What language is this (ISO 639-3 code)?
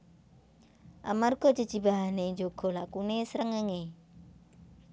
jav